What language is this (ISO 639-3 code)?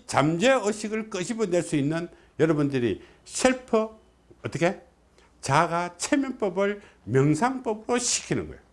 kor